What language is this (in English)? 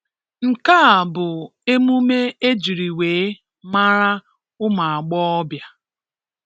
Igbo